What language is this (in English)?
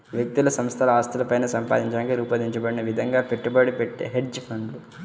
Telugu